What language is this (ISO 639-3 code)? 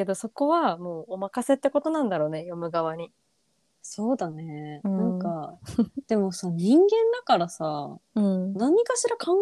jpn